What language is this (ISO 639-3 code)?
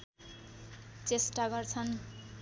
nep